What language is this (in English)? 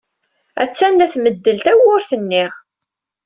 Kabyle